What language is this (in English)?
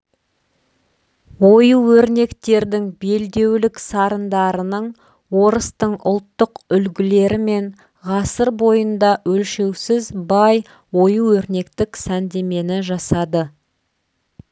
Kazakh